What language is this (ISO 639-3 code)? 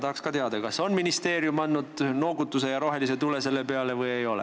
est